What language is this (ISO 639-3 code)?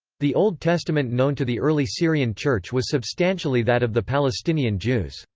eng